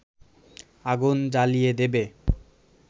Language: Bangla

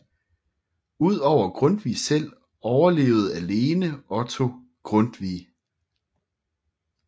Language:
Danish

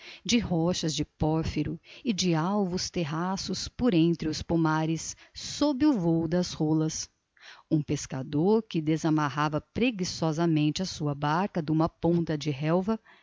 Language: Portuguese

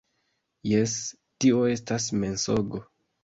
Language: Esperanto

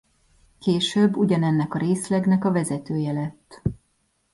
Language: Hungarian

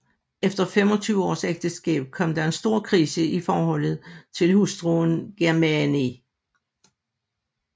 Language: Danish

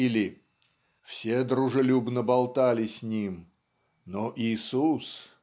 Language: Russian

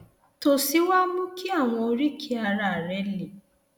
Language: Yoruba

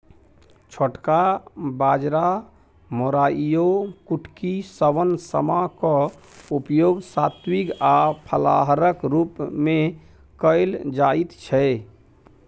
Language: Maithili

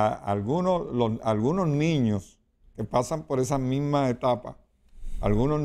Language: Spanish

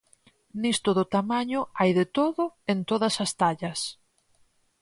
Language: Galician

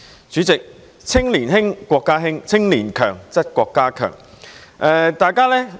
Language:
Cantonese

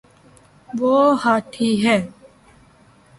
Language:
Urdu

